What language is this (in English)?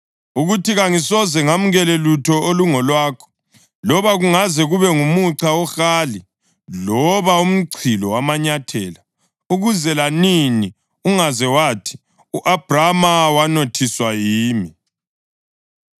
North Ndebele